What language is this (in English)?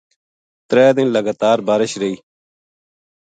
Gujari